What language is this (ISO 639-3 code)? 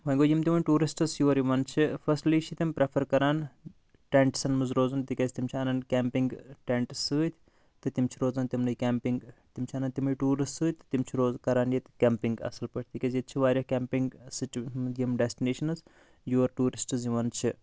kas